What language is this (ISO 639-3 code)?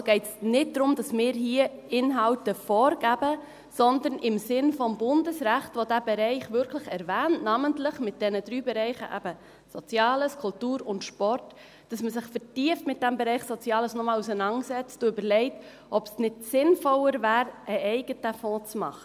gsw